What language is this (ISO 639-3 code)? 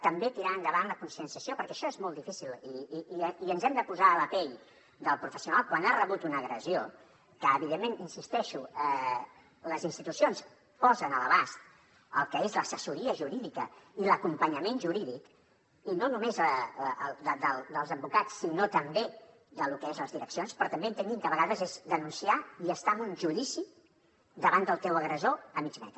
cat